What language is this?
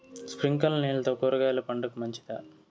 Telugu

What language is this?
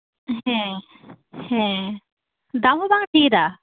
Santali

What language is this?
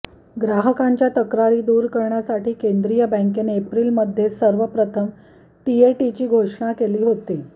Marathi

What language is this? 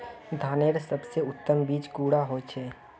Magahi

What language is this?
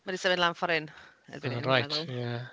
Welsh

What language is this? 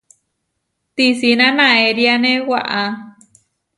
Huarijio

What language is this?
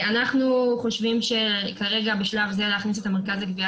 Hebrew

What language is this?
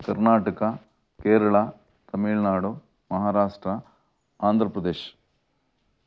Kannada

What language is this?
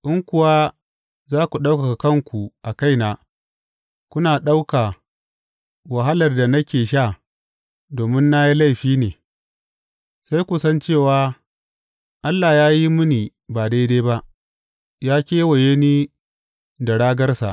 Hausa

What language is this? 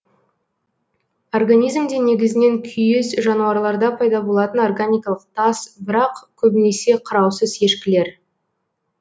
Kazakh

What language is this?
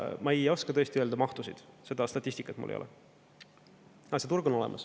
Estonian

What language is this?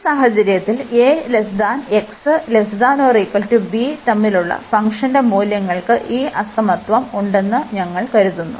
Malayalam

